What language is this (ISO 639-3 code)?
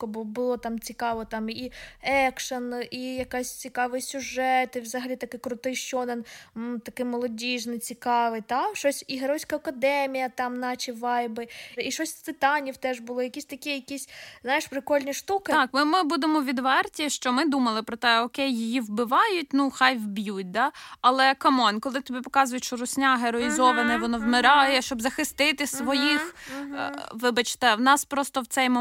ukr